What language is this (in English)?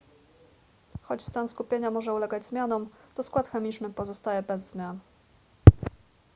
Polish